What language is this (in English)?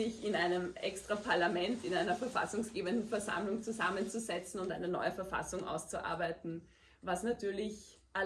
German